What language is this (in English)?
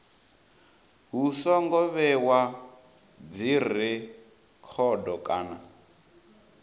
Venda